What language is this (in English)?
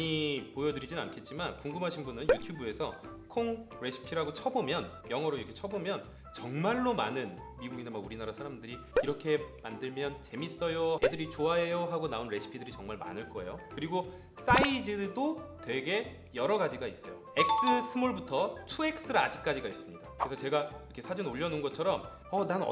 Korean